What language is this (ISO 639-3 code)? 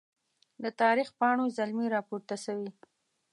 pus